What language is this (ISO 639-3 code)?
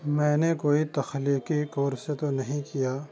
urd